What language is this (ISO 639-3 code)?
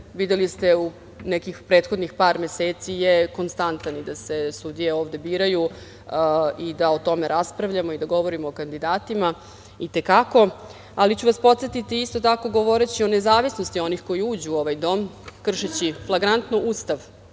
srp